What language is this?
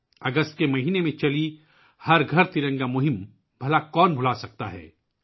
Urdu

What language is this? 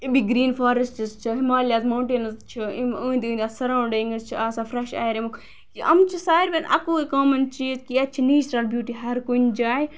Kashmiri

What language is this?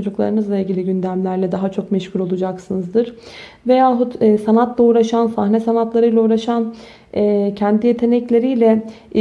Turkish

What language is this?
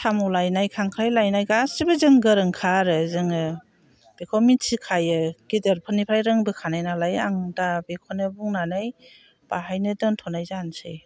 Bodo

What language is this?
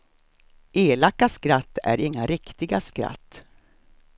Swedish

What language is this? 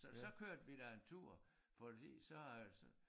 Danish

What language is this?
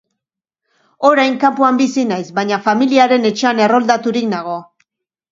Basque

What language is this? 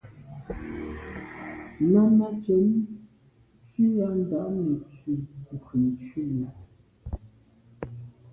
Medumba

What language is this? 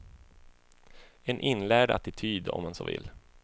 Swedish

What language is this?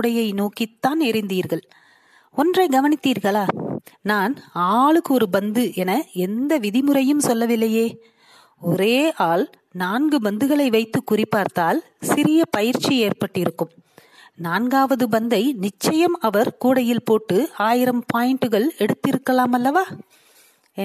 Tamil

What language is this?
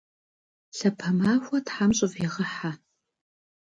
Kabardian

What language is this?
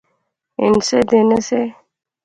Pahari-Potwari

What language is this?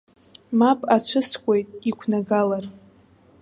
Abkhazian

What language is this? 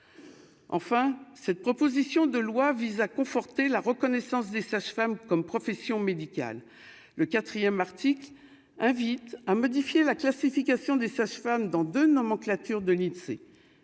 French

